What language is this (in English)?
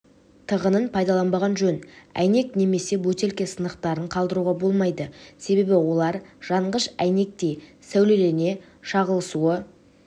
Kazakh